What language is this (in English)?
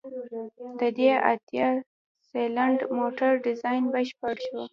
Pashto